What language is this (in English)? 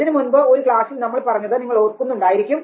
Malayalam